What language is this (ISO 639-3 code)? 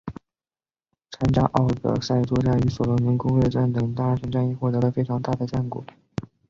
zho